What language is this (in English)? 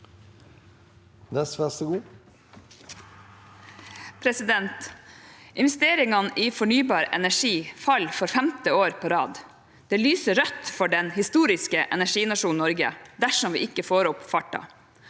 Norwegian